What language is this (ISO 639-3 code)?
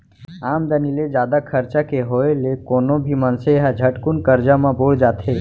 hne